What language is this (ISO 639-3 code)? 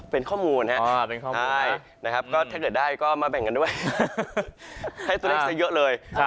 tha